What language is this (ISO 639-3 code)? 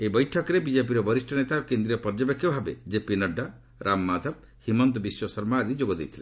ori